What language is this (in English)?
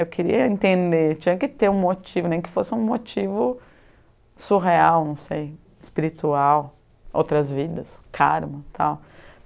Portuguese